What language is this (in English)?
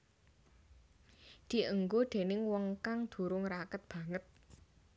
Javanese